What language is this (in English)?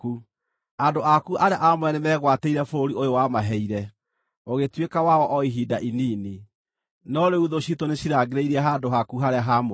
Kikuyu